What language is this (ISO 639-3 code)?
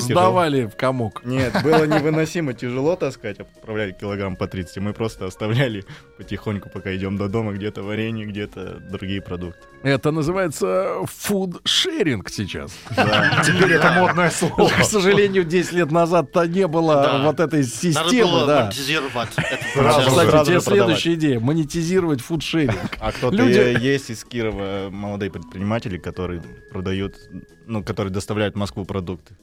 rus